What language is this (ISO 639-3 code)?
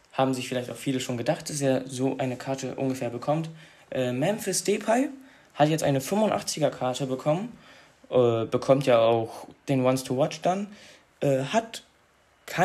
deu